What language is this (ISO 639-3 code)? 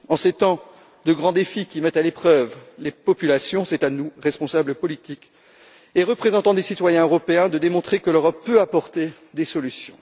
fra